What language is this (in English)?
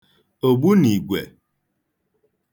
Igbo